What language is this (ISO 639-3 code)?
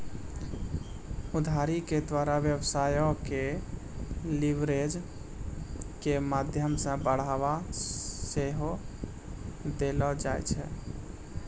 mai